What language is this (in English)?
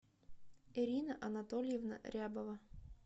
Russian